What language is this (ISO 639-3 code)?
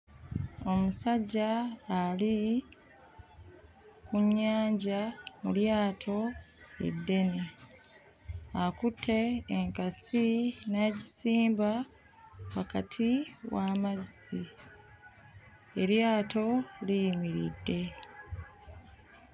lug